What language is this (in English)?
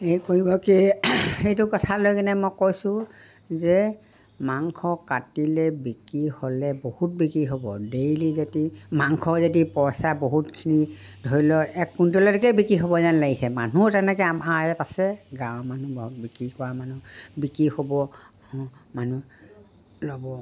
Assamese